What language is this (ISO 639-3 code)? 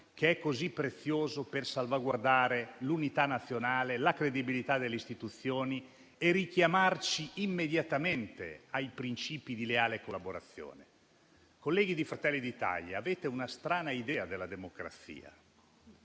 ita